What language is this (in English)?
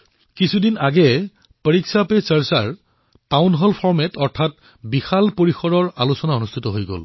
Assamese